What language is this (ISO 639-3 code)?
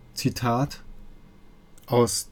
deu